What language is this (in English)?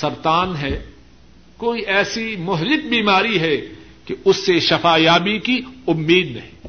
Urdu